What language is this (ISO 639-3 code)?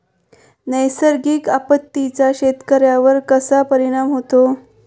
mar